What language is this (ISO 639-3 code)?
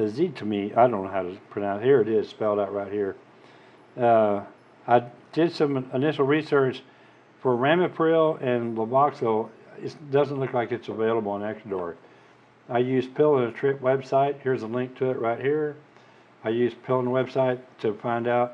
eng